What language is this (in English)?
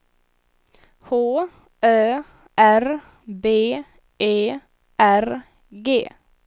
Swedish